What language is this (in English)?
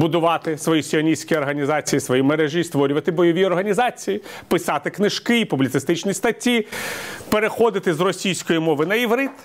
Ukrainian